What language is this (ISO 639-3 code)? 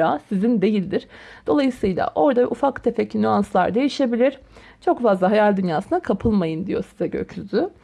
tur